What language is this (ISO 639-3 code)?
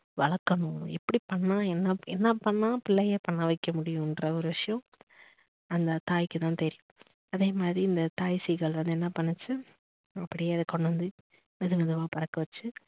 tam